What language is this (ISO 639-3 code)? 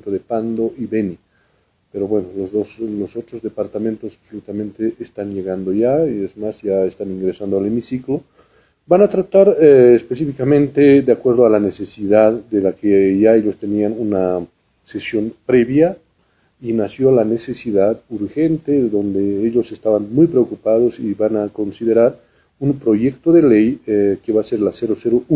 spa